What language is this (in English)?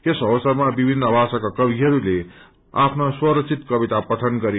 Nepali